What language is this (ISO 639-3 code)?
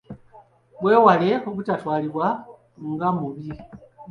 lug